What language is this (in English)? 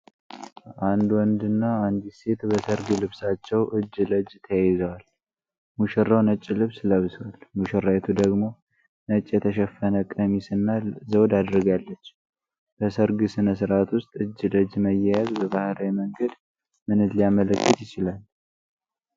Amharic